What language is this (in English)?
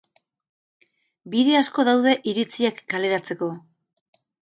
Basque